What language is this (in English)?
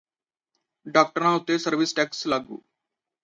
Punjabi